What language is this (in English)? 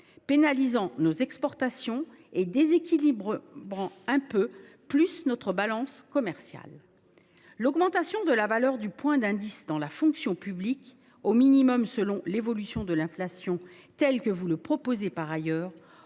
French